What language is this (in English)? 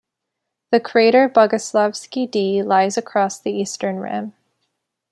English